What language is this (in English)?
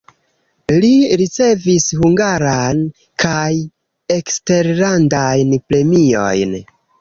Esperanto